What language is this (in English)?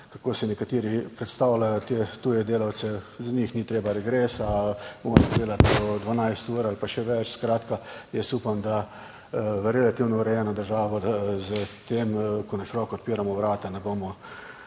Slovenian